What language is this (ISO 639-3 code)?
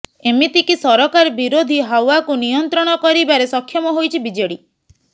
ori